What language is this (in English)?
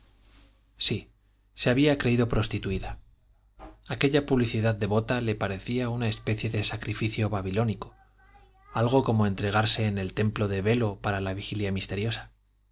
Spanish